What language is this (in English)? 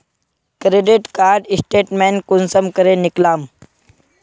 Magahi